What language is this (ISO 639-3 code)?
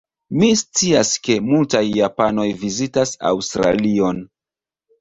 epo